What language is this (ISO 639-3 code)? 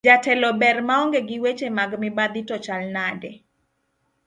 luo